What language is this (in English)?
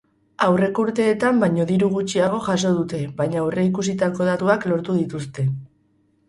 Basque